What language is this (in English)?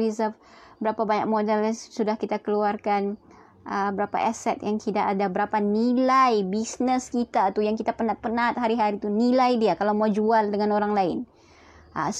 Malay